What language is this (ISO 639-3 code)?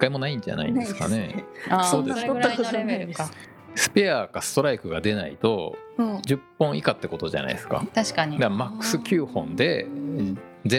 jpn